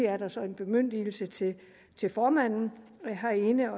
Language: Danish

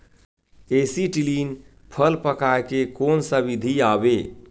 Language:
Chhattisgarhi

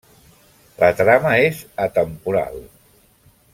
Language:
Catalan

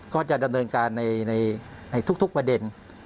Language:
Thai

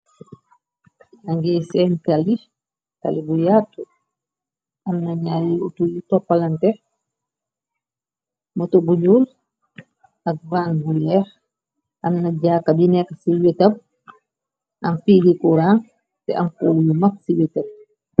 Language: Wolof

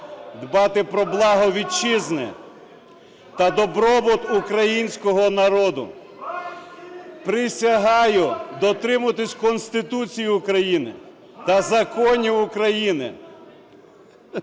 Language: Ukrainian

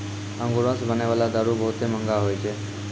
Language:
Maithili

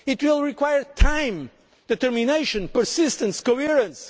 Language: English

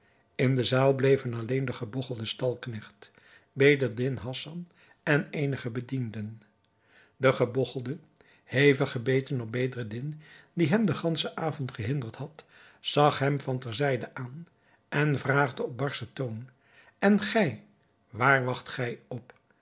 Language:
Dutch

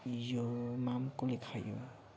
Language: Nepali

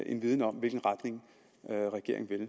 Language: Danish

